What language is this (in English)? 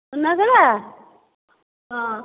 Odia